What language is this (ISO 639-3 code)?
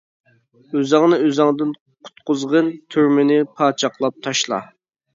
uig